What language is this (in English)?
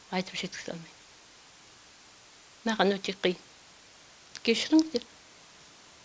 Kazakh